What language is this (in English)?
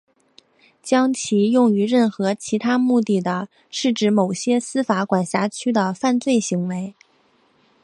Chinese